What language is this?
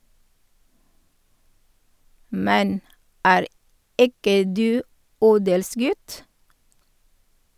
Norwegian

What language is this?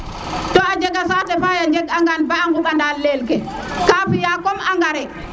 Serer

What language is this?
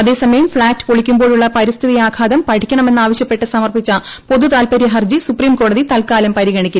Malayalam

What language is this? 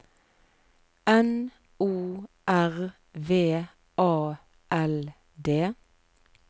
Norwegian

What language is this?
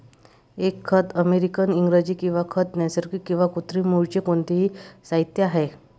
Marathi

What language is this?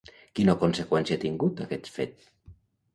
Catalan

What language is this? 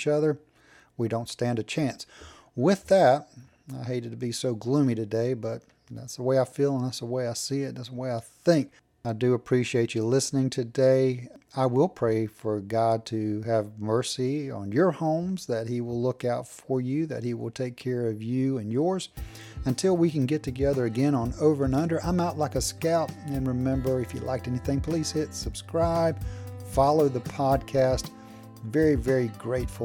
English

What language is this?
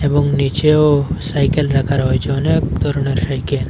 Bangla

